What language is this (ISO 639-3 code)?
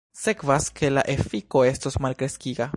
epo